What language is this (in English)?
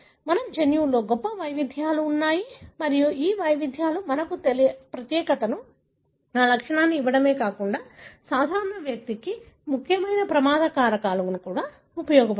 Telugu